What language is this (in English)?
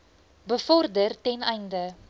Afrikaans